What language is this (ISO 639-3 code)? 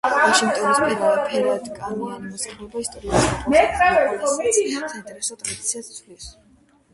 kat